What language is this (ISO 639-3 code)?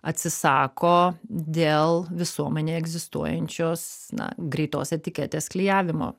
lit